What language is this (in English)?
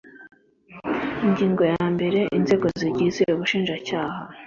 Kinyarwanda